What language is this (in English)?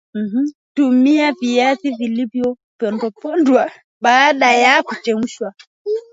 Swahili